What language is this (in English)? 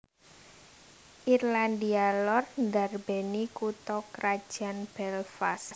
Javanese